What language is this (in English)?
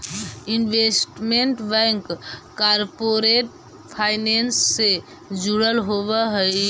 Magahi